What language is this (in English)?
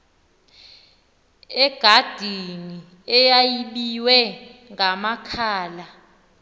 Xhosa